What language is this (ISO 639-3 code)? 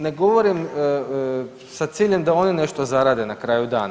hrv